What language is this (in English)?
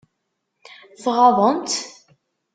Kabyle